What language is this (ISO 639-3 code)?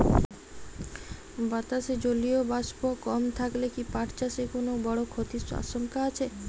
ben